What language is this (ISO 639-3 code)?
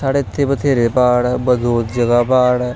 doi